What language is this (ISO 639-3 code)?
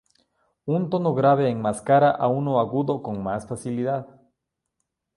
spa